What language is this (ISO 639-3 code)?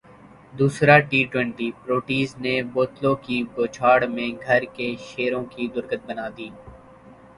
urd